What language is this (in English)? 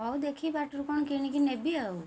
Odia